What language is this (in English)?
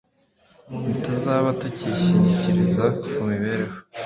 Kinyarwanda